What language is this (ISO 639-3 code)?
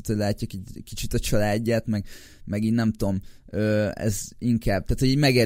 hun